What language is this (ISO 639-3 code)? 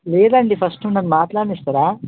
tel